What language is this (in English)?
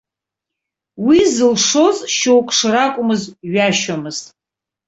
Abkhazian